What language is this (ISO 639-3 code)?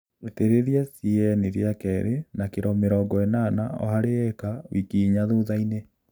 kik